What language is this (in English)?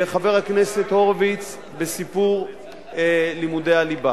Hebrew